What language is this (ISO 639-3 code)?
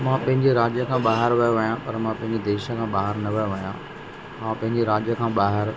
snd